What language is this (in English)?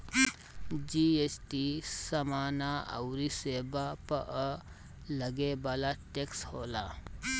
Bhojpuri